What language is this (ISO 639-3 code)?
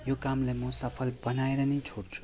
nep